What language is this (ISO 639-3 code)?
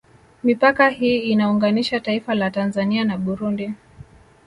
swa